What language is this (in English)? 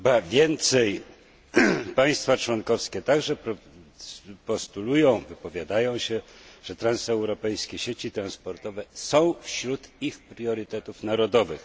Polish